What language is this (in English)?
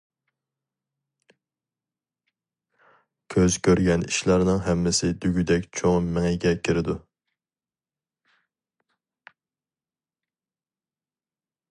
Uyghur